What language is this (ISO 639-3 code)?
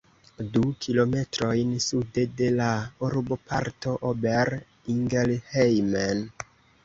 epo